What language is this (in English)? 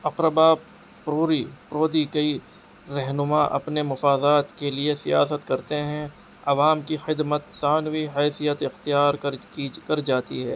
Urdu